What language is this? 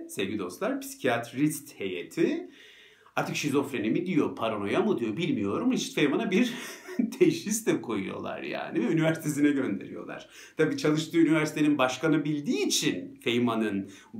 Turkish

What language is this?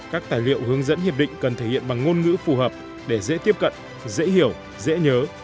Vietnamese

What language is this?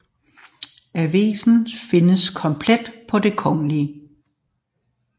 Danish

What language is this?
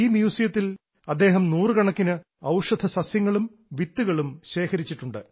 Malayalam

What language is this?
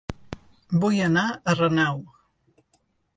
Catalan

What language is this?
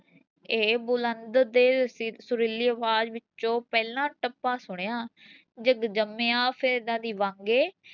Punjabi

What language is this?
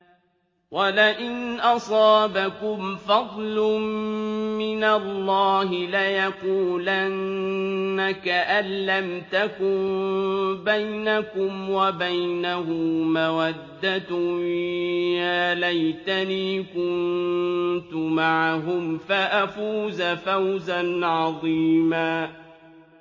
Arabic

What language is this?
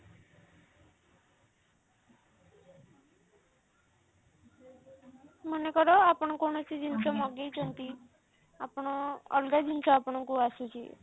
Odia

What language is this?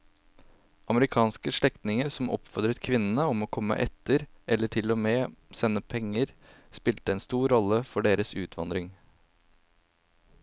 Norwegian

